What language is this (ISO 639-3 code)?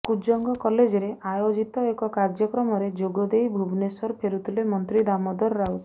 ori